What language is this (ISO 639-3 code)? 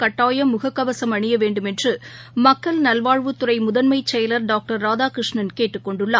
tam